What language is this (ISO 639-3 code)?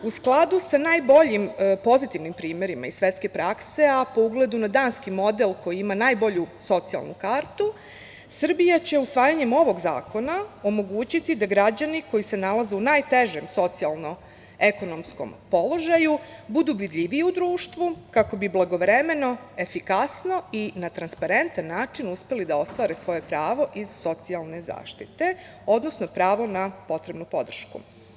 srp